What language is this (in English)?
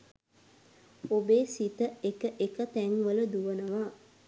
Sinhala